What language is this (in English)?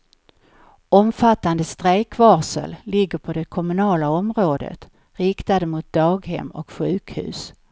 Swedish